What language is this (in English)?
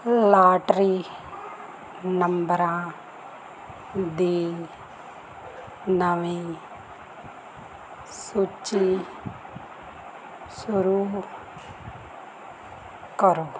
Punjabi